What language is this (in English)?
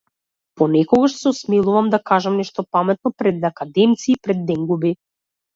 Macedonian